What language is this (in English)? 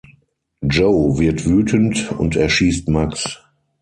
German